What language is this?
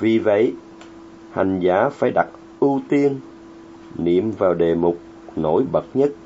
Vietnamese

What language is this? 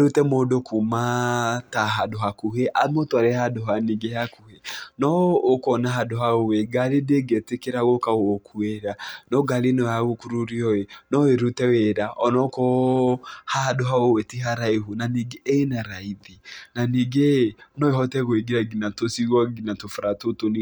Kikuyu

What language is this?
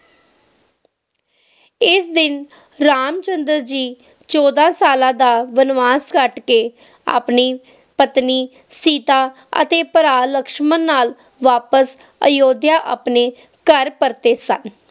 Punjabi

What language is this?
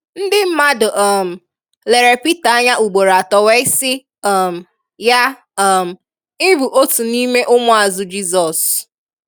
Igbo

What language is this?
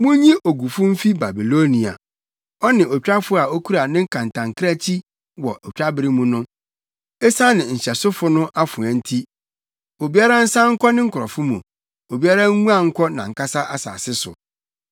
Akan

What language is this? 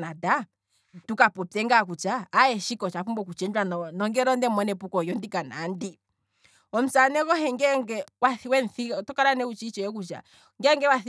Kwambi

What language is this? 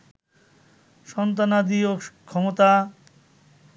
Bangla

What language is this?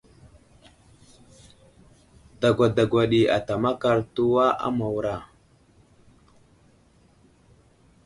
Wuzlam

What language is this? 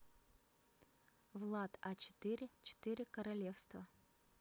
Russian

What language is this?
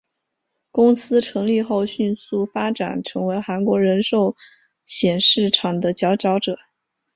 Chinese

